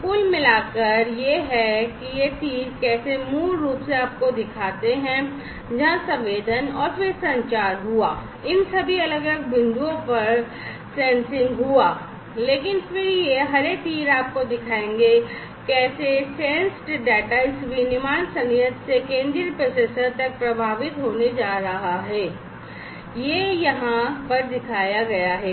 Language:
Hindi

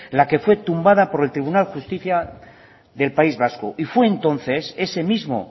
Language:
Spanish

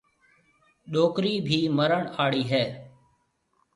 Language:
Marwari (Pakistan)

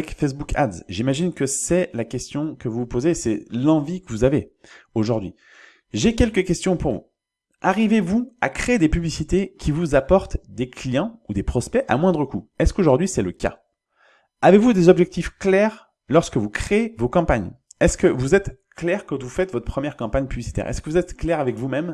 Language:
French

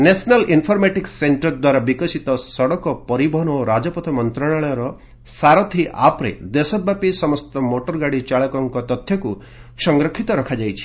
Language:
Odia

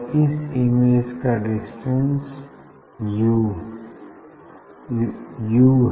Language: Hindi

